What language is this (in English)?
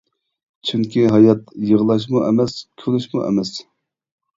Uyghur